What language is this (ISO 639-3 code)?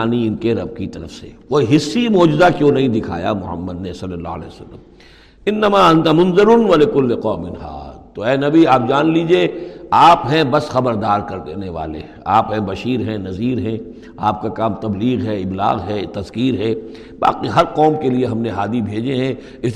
urd